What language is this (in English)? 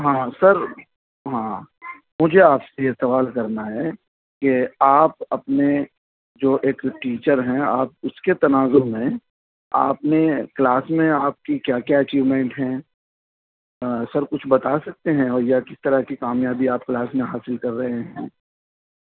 Urdu